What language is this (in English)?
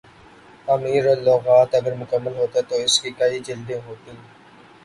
Urdu